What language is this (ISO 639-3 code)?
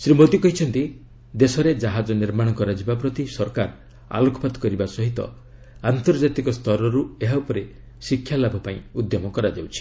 ori